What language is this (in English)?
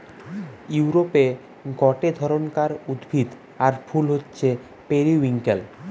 Bangla